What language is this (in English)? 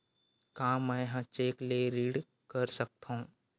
Chhattisgarhi